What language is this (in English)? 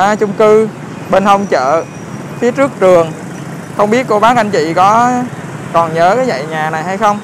Vietnamese